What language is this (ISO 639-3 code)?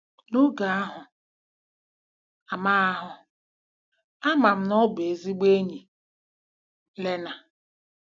ibo